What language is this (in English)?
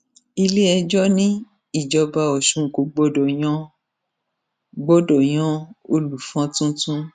Yoruba